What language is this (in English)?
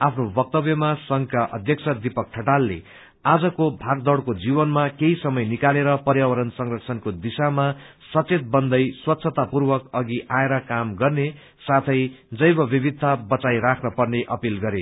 Nepali